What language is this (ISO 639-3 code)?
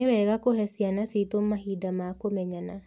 kik